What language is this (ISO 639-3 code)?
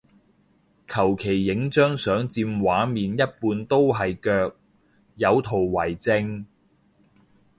yue